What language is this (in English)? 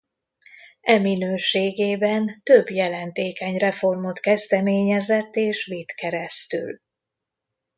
Hungarian